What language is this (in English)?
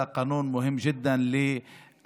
Hebrew